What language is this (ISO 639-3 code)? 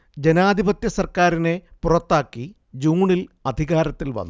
mal